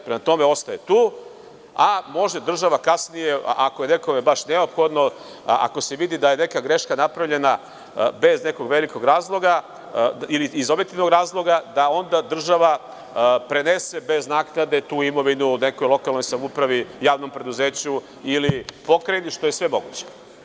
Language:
Serbian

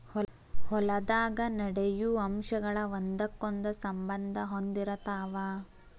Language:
Kannada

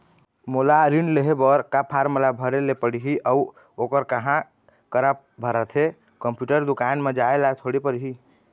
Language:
Chhattisgarhi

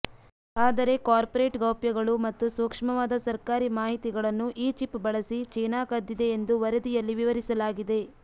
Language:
Kannada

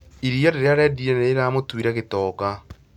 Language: Kikuyu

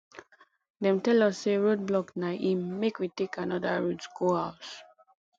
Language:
Nigerian Pidgin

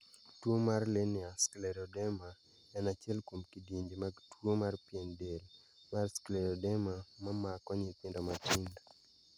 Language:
Luo (Kenya and Tanzania)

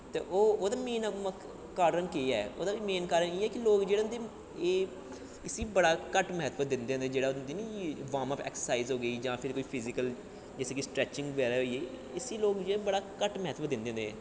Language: Dogri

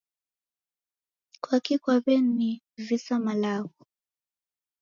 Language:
Taita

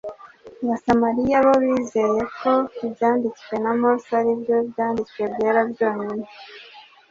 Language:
Kinyarwanda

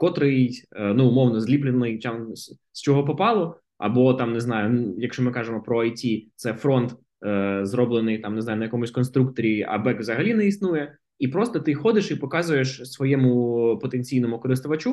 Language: Ukrainian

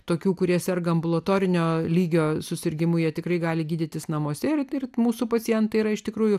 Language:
Lithuanian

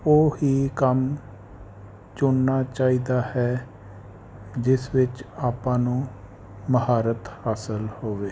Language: Punjabi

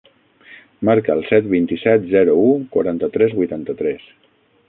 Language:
Catalan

